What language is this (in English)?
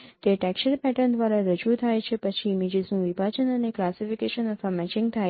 Gujarati